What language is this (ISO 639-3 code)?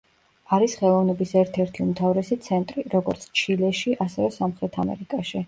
kat